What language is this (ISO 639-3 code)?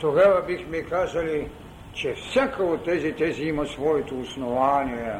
bul